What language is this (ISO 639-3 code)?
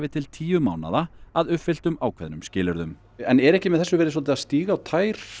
isl